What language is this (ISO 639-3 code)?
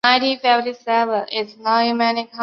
zho